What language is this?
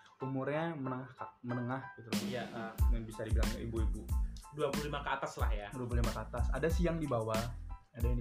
Indonesian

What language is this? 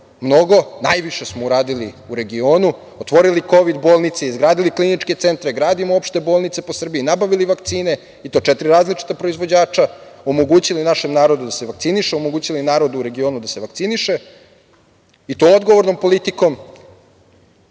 Serbian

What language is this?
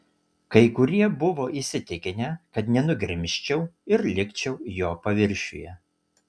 Lithuanian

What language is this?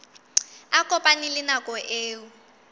Southern Sotho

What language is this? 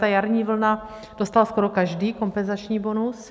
Czech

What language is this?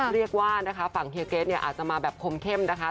Thai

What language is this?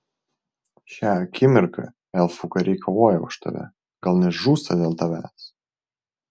Lithuanian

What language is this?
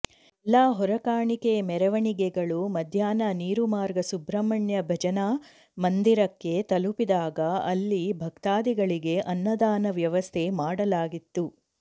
Kannada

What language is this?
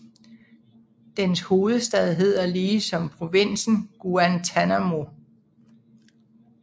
Danish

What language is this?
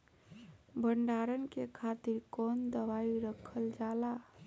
Bhojpuri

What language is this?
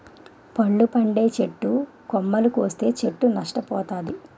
Telugu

